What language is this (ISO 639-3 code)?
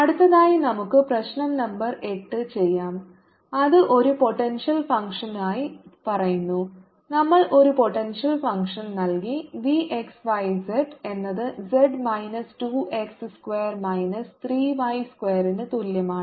mal